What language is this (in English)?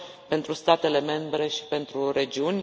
Romanian